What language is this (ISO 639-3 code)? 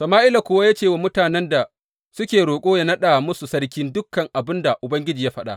hau